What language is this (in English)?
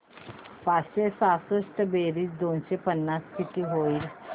Marathi